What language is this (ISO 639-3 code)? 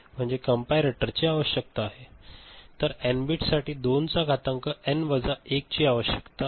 mar